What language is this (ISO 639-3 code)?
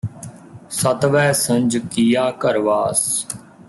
pan